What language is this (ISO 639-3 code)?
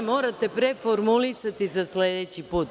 srp